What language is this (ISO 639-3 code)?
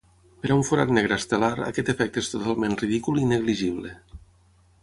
cat